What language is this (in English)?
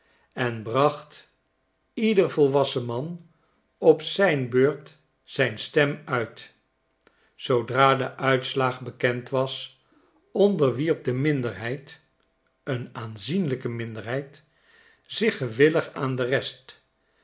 Dutch